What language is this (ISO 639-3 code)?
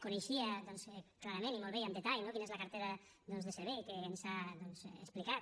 cat